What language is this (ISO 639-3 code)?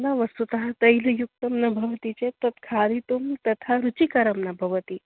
san